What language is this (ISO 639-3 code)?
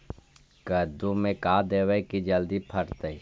mag